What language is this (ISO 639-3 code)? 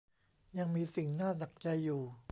tha